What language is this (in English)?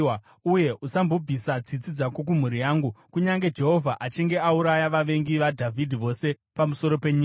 Shona